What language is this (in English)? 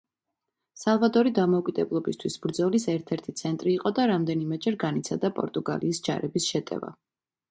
Georgian